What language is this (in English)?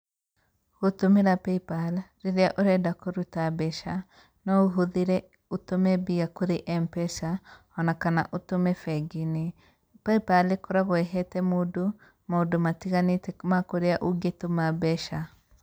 Kikuyu